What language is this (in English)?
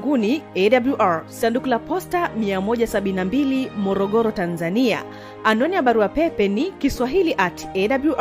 Swahili